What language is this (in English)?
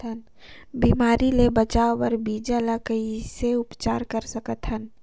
Chhattisgarhi